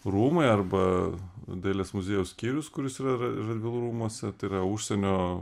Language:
Lithuanian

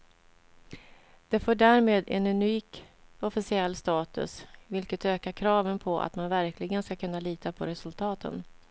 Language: Swedish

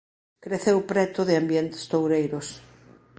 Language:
Galician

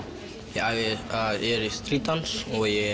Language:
Icelandic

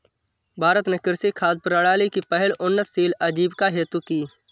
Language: Hindi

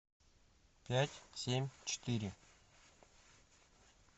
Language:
Russian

